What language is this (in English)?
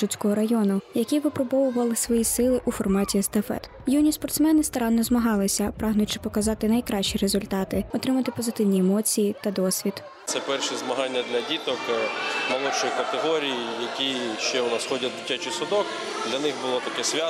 Ukrainian